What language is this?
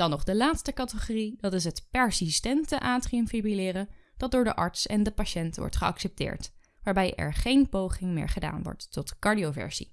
Dutch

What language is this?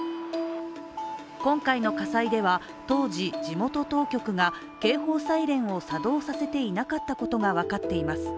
Japanese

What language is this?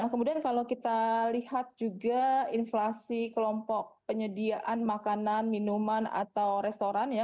Indonesian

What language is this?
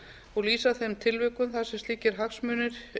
Icelandic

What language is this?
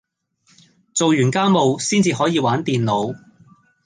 Cantonese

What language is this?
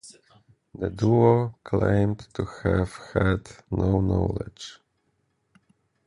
English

